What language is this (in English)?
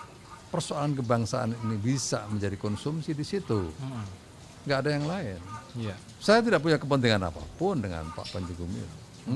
Indonesian